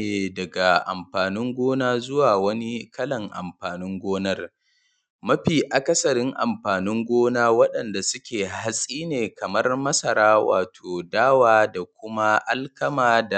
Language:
Hausa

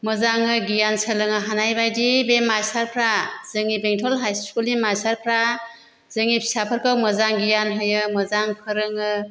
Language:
Bodo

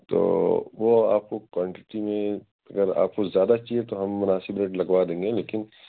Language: Urdu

